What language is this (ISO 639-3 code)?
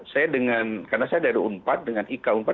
ind